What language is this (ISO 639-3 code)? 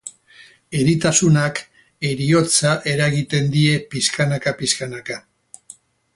eus